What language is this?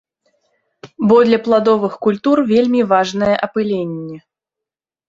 Belarusian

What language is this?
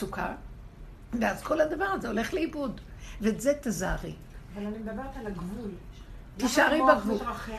Hebrew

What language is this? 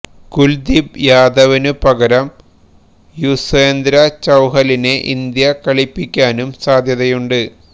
Malayalam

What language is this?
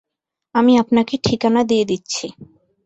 Bangla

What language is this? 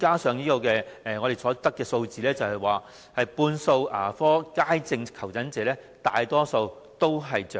Cantonese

